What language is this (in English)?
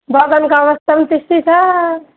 Nepali